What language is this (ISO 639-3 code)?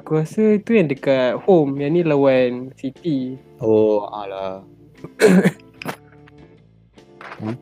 msa